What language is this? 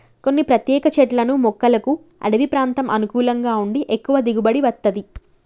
Telugu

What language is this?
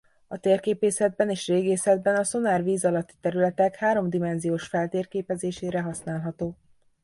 Hungarian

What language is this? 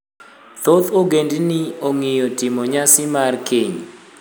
Luo (Kenya and Tanzania)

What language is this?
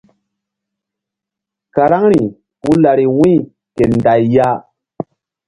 Mbum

